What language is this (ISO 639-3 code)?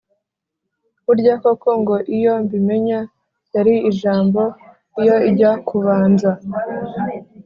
kin